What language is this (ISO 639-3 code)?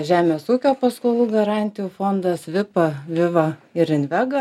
lit